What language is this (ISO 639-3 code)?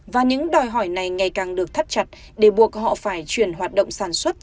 vie